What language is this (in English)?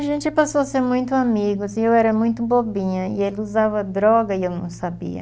Portuguese